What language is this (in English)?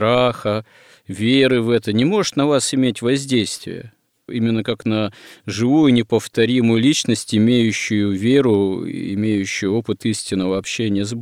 Russian